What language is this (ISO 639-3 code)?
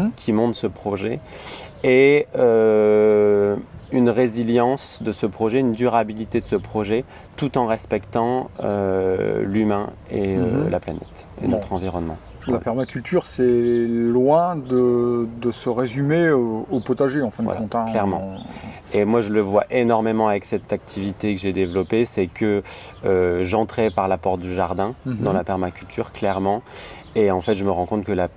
fra